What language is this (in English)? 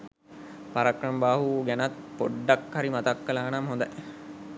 Sinhala